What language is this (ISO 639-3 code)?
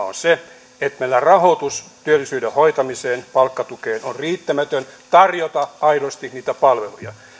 fin